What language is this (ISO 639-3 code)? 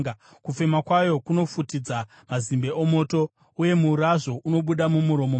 sna